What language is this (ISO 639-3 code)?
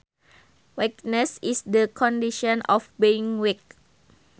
sun